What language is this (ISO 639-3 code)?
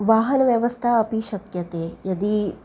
san